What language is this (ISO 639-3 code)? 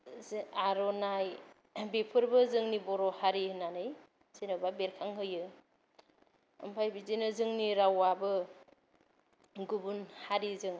brx